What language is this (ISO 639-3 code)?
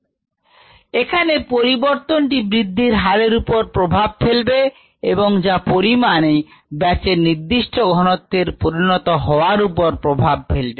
ben